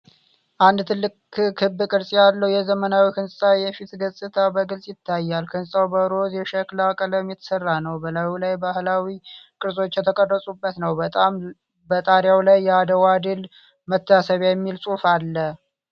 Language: Amharic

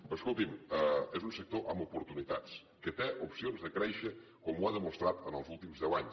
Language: Catalan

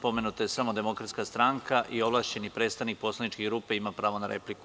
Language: Serbian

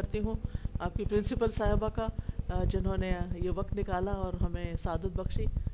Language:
Urdu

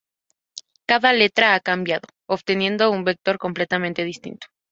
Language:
Spanish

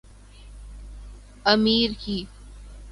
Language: Urdu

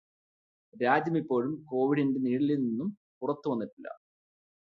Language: Malayalam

